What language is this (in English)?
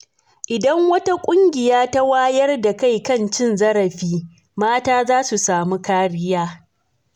Hausa